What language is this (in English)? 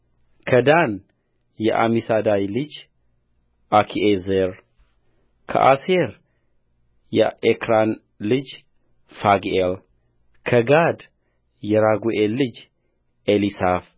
Amharic